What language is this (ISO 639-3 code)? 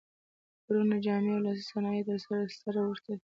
pus